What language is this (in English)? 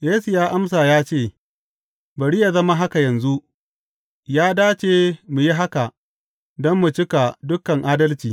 Hausa